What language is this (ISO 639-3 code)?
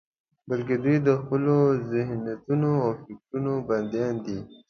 pus